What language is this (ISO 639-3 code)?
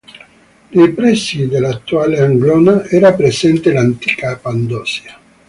ita